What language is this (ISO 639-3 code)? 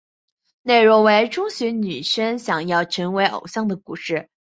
zho